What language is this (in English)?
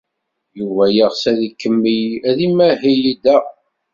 Kabyle